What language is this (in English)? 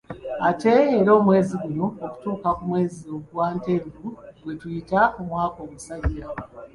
Ganda